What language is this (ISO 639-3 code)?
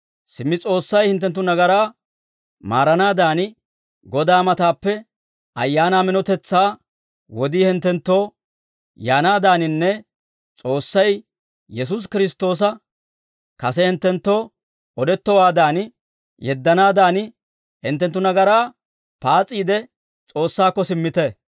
dwr